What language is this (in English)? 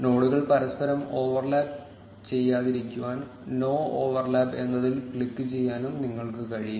Malayalam